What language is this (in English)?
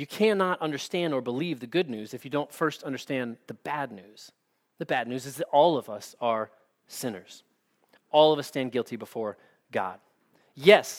English